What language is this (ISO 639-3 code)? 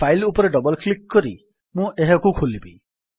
ori